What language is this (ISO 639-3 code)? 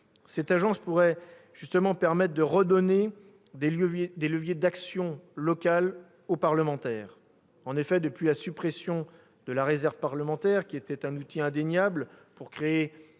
fra